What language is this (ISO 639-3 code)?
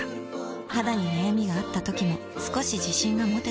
jpn